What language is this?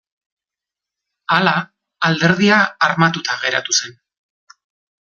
Basque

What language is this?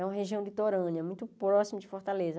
Portuguese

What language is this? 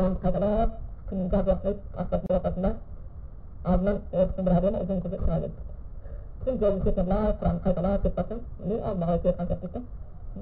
Bulgarian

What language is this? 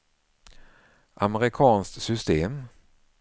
Swedish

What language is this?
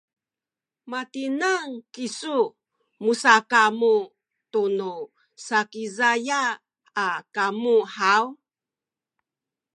Sakizaya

